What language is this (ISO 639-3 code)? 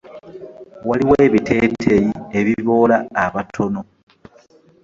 lug